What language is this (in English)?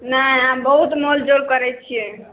Maithili